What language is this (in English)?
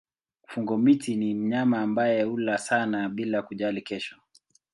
Swahili